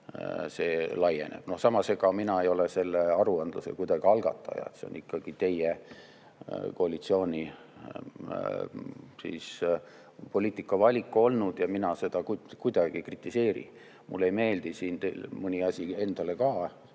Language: Estonian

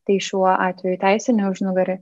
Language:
Lithuanian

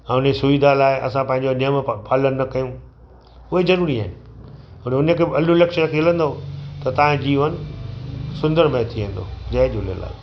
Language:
Sindhi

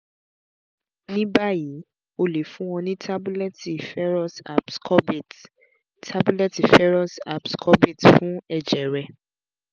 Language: Yoruba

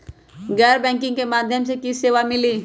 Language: Magahi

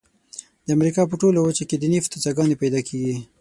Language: Pashto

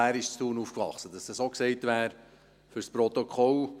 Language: Swiss German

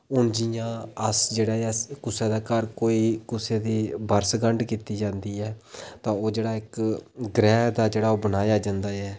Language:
Dogri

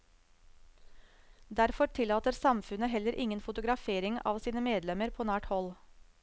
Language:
Norwegian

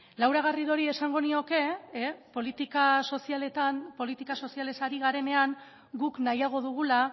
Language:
Basque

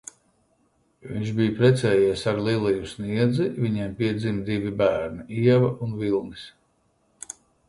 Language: Latvian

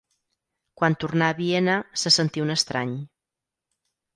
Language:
Catalan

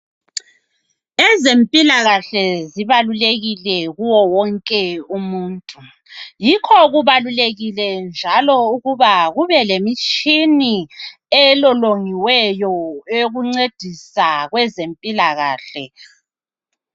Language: North Ndebele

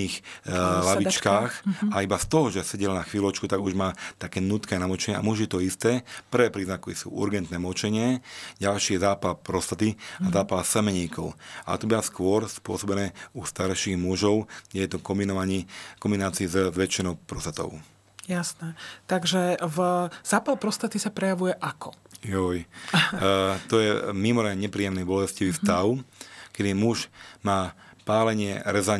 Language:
Slovak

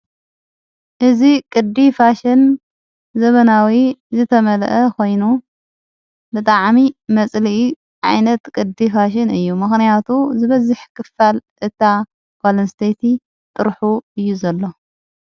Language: Tigrinya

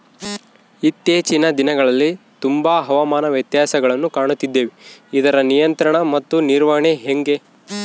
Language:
Kannada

